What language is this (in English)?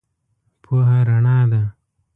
Pashto